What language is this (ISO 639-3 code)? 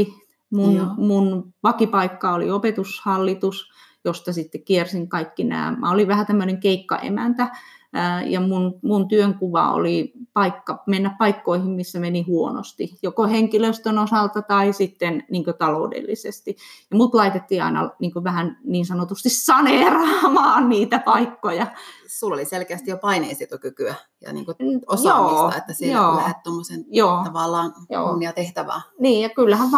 fin